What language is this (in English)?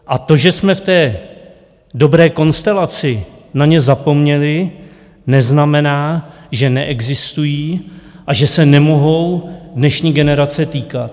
Czech